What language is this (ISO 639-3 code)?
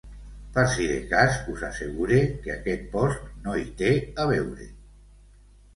cat